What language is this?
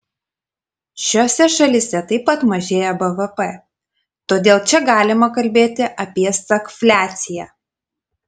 Lithuanian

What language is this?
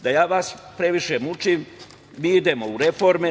Serbian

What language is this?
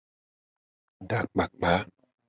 Gen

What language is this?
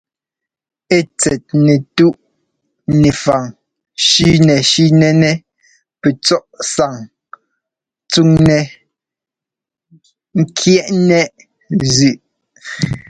Ngomba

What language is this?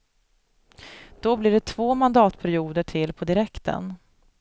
Swedish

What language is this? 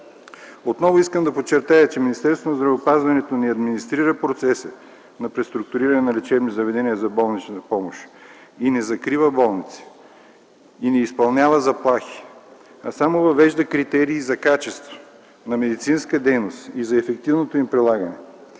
Bulgarian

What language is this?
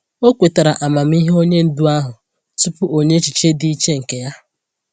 Igbo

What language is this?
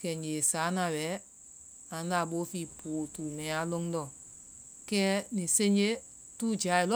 Vai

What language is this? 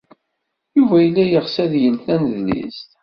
Kabyle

